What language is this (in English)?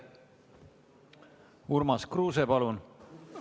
Estonian